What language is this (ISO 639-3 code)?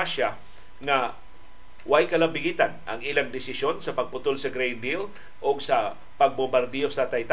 fil